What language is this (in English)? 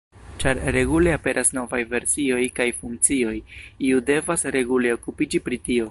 Esperanto